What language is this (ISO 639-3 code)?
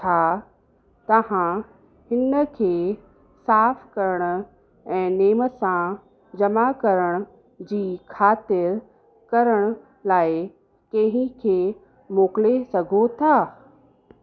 snd